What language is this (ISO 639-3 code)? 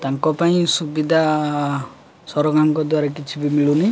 ori